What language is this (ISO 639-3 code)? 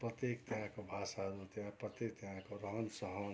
nep